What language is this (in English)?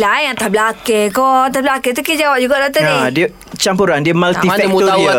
Malay